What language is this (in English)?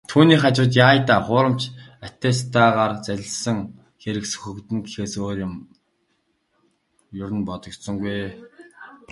Mongolian